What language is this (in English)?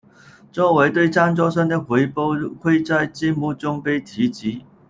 Chinese